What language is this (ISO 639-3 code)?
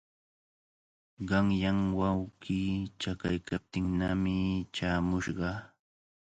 qvl